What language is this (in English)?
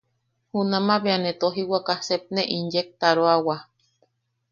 Yaqui